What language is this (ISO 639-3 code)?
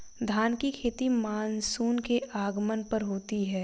hin